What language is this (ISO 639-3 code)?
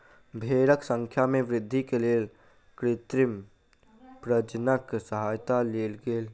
mai